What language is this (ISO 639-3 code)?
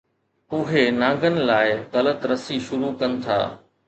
snd